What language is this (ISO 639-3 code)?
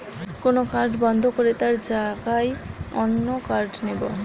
ben